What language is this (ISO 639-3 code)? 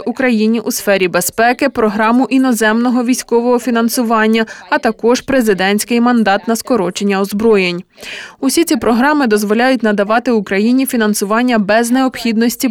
ukr